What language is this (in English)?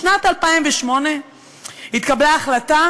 Hebrew